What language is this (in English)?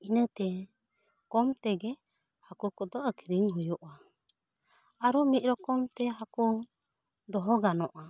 Santali